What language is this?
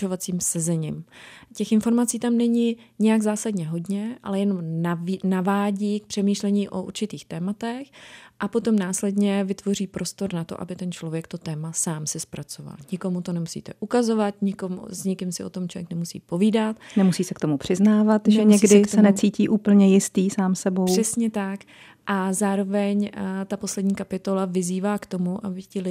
Czech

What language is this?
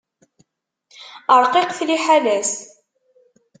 Kabyle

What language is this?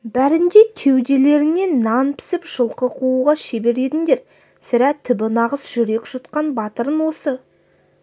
Kazakh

